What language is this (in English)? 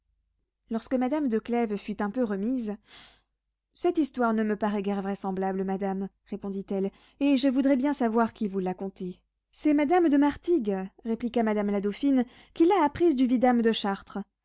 French